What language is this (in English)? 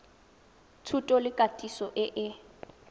Tswana